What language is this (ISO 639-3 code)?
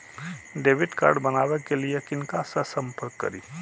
mai